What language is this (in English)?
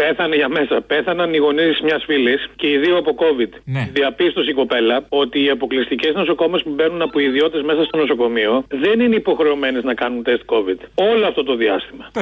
Greek